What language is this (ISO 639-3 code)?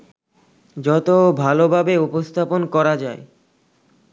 ben